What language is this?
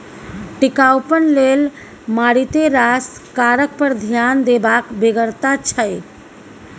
Maithili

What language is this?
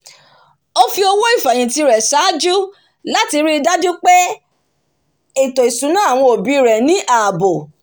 Yoruba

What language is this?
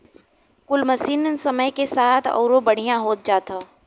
Bhojpuri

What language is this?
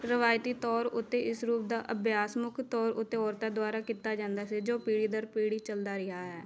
Punjabi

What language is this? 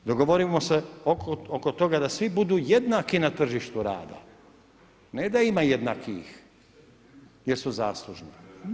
Croatian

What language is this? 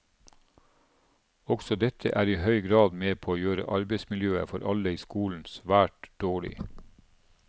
Norwegian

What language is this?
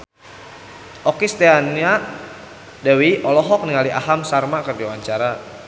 Sundanese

